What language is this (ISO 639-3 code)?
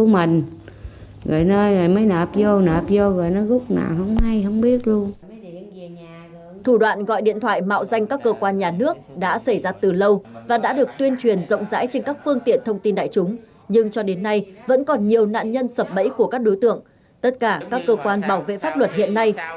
vie